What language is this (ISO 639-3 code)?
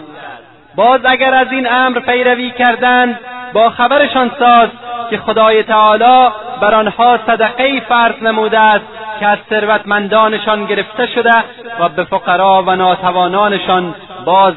fas